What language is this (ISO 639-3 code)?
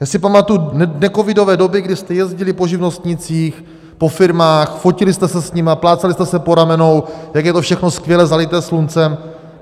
ces